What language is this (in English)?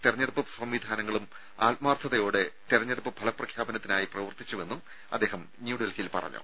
Malayalam